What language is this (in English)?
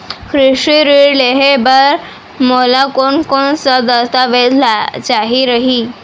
Chhattisgarhi